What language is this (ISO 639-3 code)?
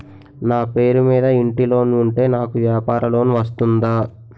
tel